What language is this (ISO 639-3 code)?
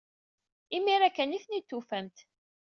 kab